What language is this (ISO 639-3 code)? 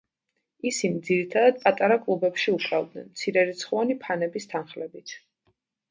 kat